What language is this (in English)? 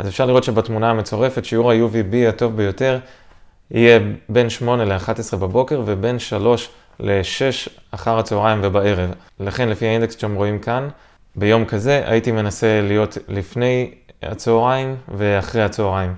Hebrew